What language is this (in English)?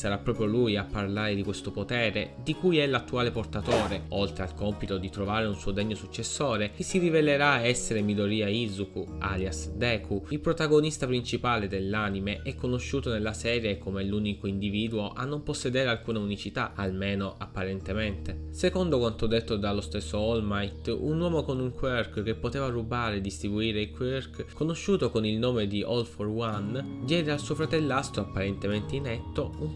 Italian